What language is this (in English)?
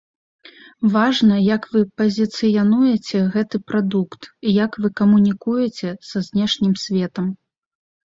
Belarusian